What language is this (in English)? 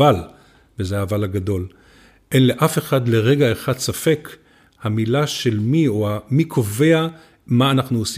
Hebrew